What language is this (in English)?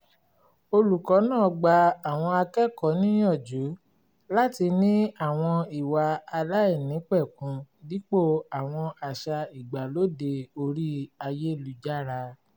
Yoruba